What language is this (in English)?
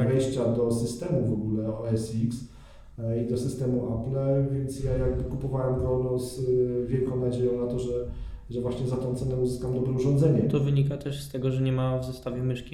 Polish